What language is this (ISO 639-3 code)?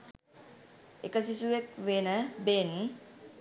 sin